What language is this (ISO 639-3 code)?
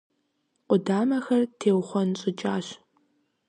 kbd